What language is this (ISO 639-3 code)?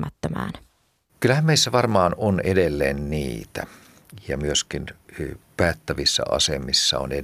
fin